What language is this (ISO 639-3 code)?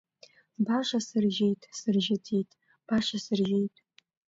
abk